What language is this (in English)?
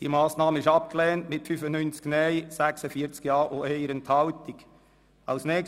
Swiss German